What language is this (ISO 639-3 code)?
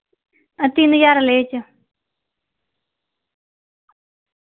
doi